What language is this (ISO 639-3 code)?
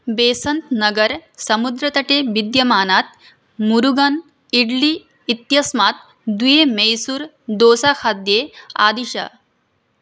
san